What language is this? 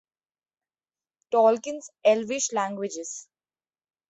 English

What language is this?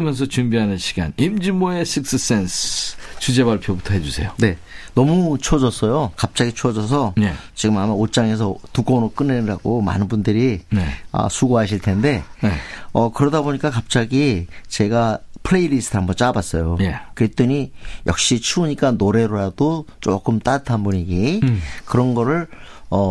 Korean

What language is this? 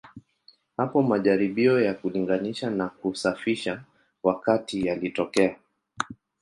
Swahili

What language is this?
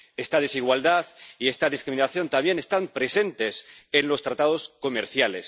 Spanish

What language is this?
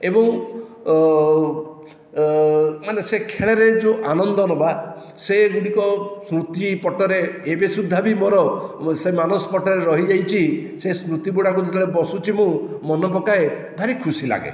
Odia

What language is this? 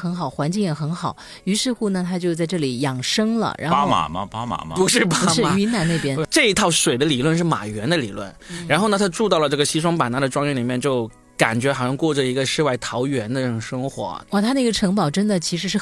Chinese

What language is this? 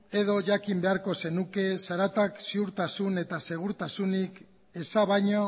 Basque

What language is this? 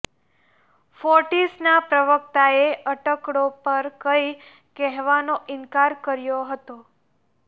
Gujarati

